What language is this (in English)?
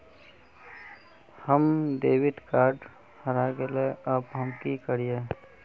Magahi